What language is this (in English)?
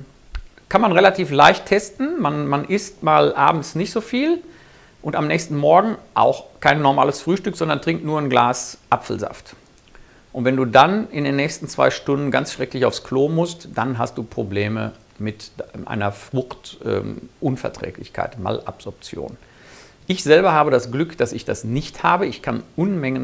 German